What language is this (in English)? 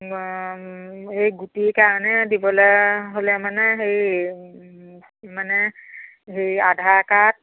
Assamese